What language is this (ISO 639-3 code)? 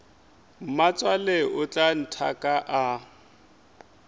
nso